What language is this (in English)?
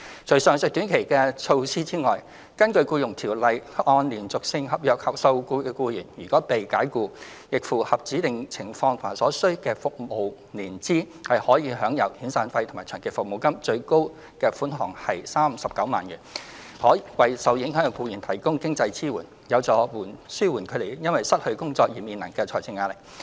Cantonese